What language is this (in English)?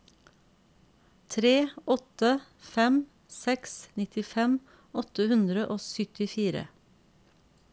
Norwegian